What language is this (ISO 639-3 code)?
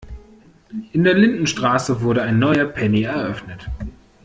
deu